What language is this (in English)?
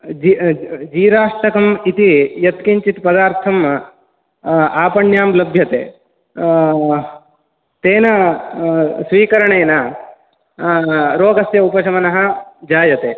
Sanskrit